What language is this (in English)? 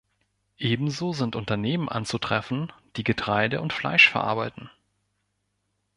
German